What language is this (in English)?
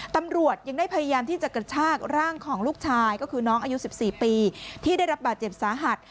Thai